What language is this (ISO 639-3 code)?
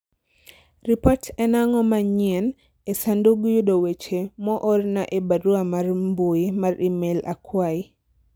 luo